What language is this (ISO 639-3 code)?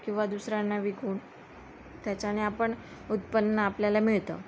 mar